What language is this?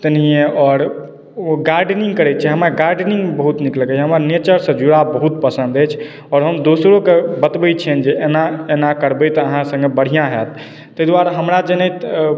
Maithili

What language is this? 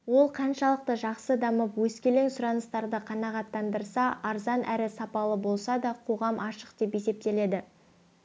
Kazakh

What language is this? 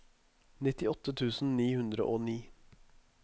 Norwegian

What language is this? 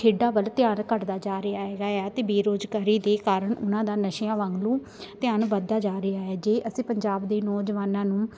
Punjabi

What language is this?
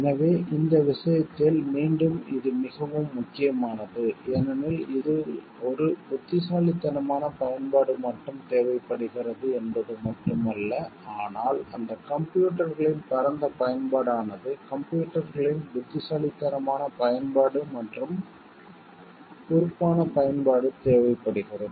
Tamil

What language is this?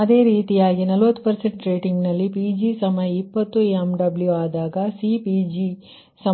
Kannada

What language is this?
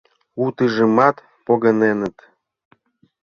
Mari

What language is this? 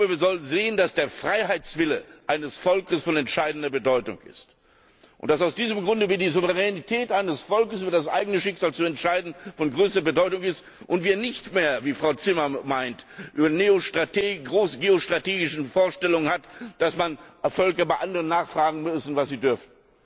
German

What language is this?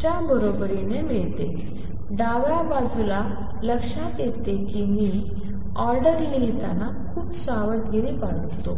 Marathi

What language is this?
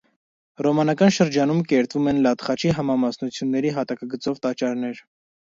Armenian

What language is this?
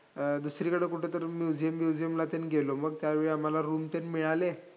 Marathi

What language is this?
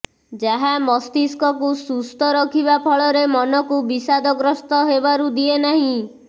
Odia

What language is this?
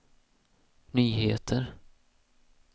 Swedish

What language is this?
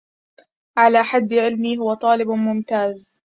Arabic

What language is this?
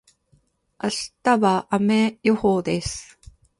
Japanese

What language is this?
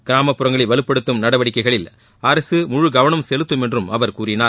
Tamil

